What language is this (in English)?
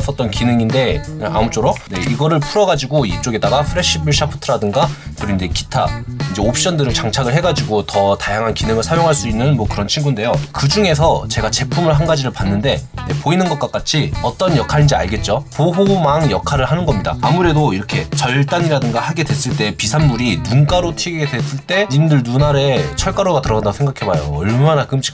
Korean